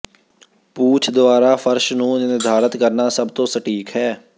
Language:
Punjabi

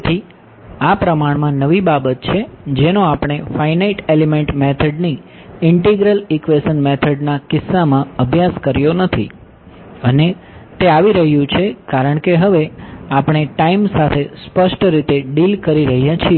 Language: Gujarati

